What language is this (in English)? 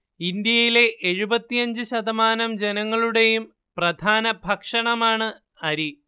Malayalam